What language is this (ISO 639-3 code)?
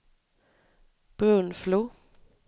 swe